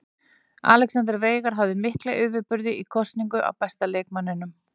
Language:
Icelandic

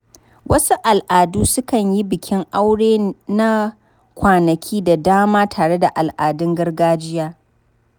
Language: Hausa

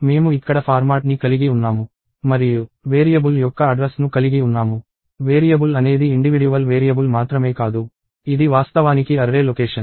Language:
Telugu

